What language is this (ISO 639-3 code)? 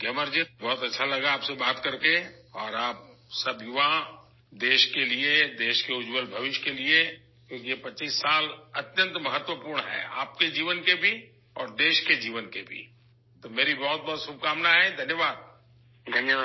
urd